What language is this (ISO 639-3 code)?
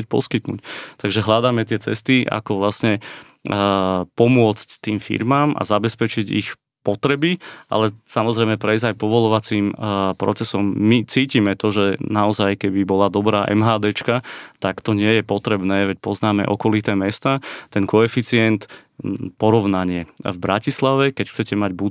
slk